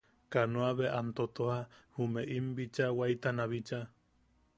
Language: Yaqui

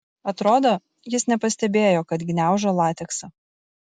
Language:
Lithuanian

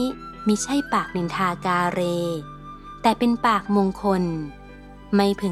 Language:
Thai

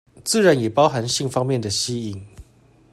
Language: Chinese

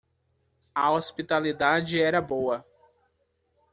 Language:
Portuguese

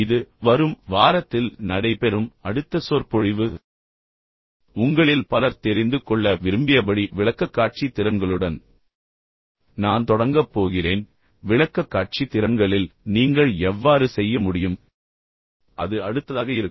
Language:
Tamil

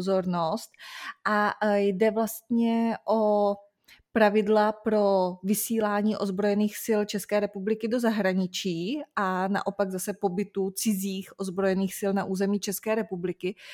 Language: Czech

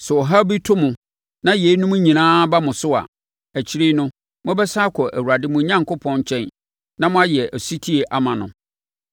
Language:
Akan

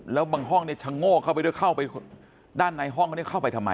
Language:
Thai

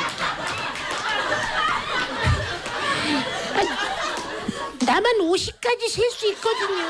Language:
Korean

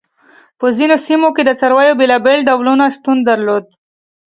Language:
Pashto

